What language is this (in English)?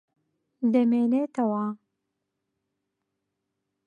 Central Kurdish